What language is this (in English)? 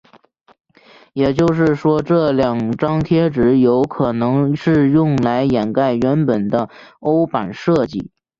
Chinese